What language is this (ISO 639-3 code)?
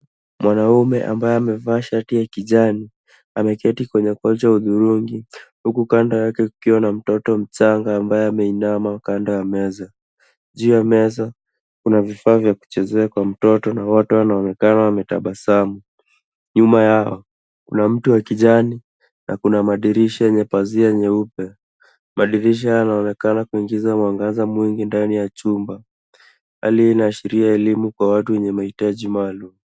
swa